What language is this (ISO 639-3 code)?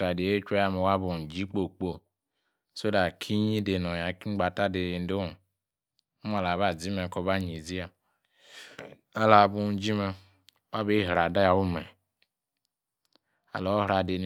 ekr